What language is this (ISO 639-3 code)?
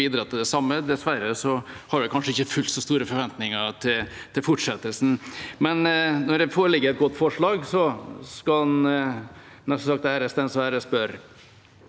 nor